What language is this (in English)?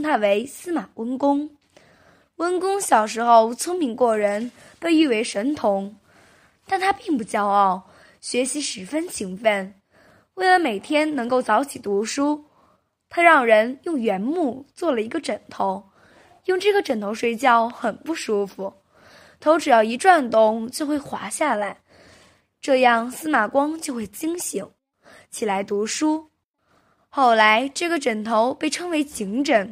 Chinese